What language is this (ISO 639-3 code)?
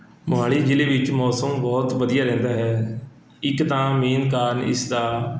pan